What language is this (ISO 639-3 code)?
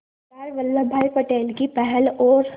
hin